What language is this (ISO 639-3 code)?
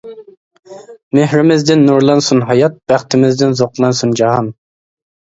uig